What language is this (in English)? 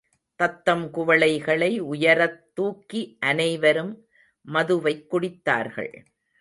Tamil